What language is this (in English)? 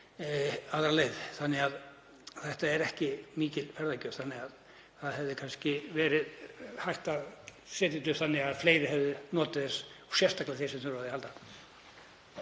Icelandic